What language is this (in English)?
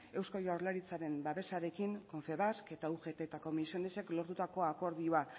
Basque